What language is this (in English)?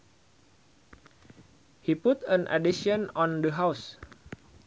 Sundanese